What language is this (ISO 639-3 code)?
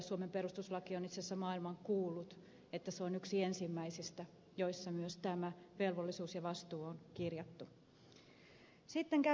fin